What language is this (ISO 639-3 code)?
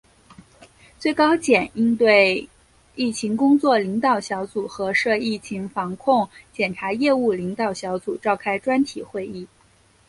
zho